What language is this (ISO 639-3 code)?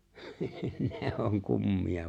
fin